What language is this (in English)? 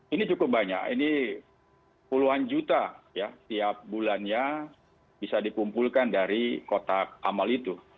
Indonesian